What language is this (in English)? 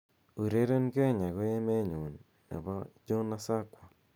Kalenjin